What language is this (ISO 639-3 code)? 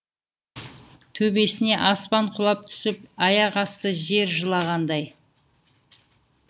kaz